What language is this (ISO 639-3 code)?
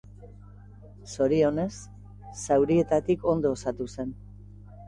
eus